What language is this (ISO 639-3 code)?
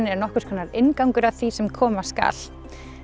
isl